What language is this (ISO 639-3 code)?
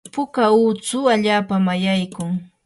qur